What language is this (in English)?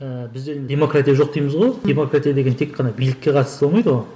Kazakh